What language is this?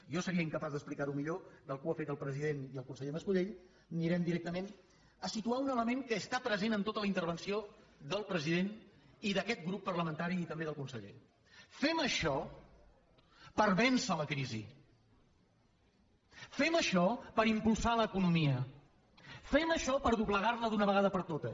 Catalan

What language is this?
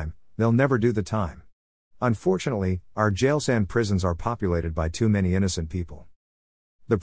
English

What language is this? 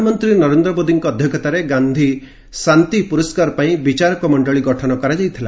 Odia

